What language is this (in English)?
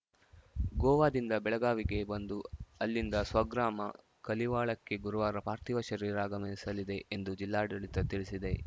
Kannada